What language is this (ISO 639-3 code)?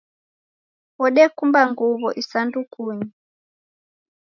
dav